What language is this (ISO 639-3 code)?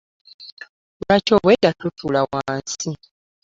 lug